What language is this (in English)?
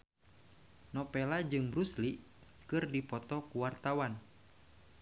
Sundanese